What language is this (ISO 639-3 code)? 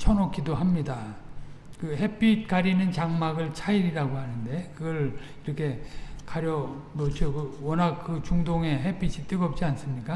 kor